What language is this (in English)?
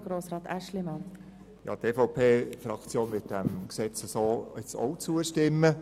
Swiss German